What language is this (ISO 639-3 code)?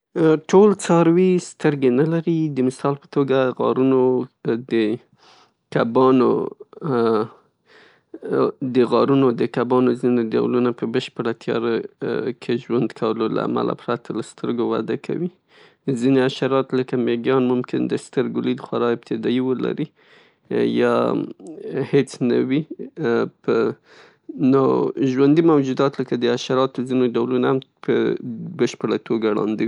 pus